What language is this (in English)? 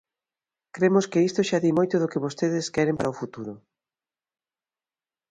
Galician